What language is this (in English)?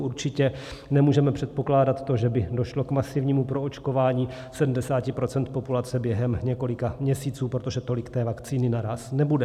Czech